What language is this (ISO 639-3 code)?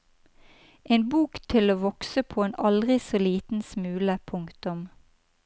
nor